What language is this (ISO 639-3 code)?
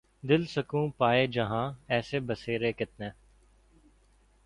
urd